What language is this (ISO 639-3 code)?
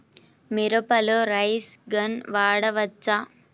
tel